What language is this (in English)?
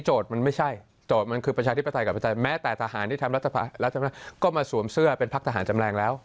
Thai